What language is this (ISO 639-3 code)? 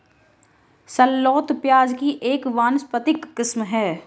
hin